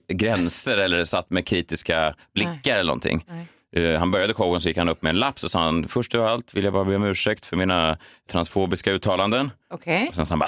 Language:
Swedish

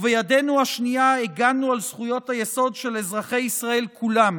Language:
Hebrew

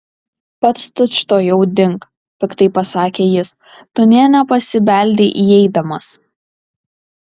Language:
Lithuanian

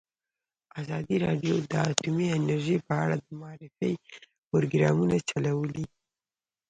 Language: Pashto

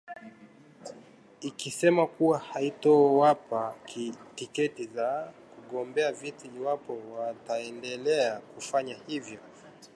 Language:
Swahili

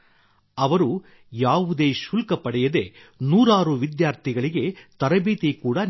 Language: Kannada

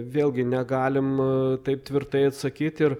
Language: Lithuanian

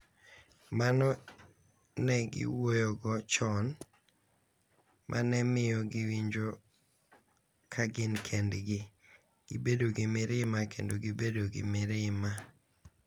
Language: Luo (Kenya and Tanzania)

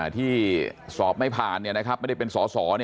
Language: Thai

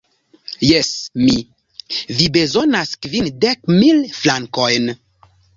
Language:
Esperanto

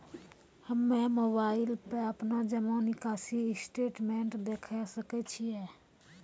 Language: Maithili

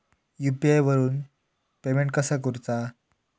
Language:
Marathi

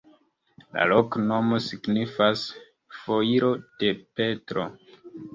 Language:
Esperanto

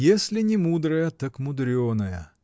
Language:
Russian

